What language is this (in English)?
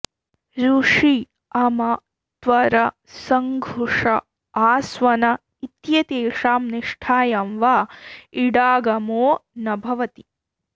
Sanskrit